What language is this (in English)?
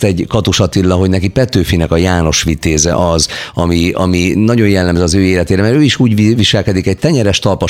Hungarian